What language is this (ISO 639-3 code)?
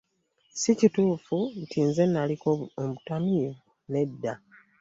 lug